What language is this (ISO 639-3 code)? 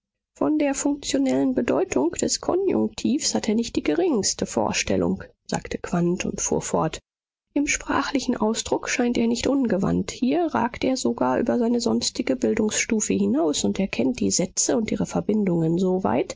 deu